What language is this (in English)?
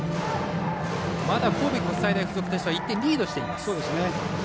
Japanese